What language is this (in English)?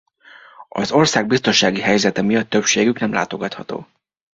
Hungarian